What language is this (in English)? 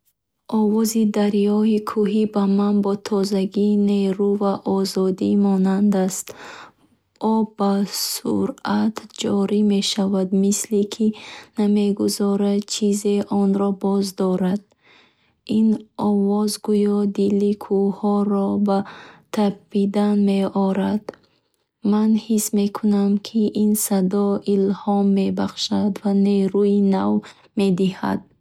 Bukharic